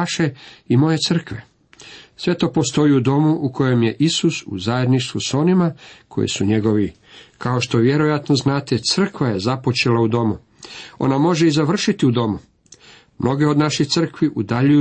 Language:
Croatian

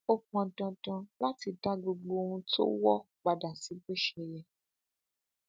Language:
Yoruba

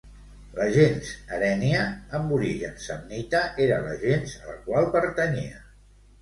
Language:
Catalan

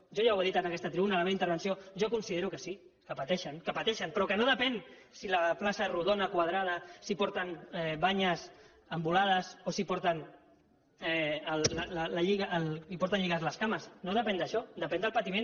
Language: Catalan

